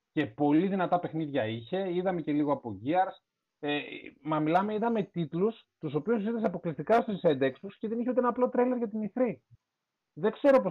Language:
Greek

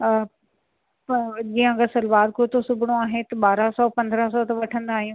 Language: Sindhi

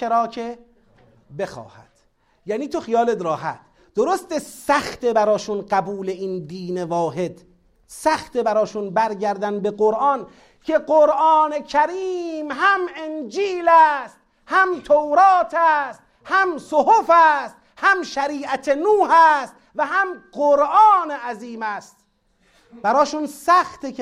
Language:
Persian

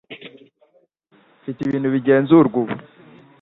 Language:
Kinyarwanda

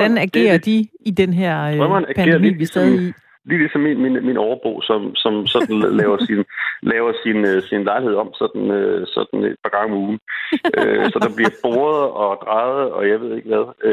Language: Danish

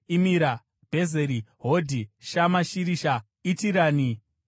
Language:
Shona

